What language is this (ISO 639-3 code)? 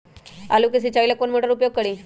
mag